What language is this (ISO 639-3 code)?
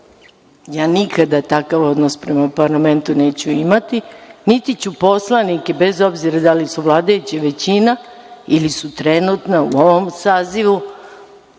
srp